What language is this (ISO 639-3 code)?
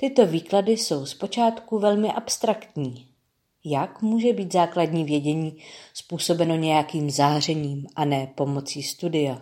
ces